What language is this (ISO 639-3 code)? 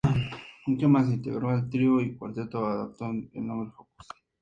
spa